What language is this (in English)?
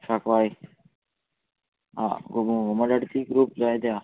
Konkani